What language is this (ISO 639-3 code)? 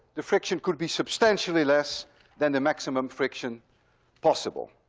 eng